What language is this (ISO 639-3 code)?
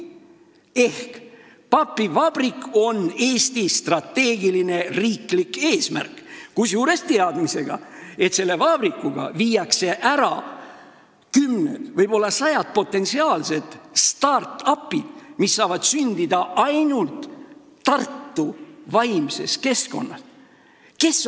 est